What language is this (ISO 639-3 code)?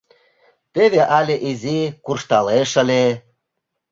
chm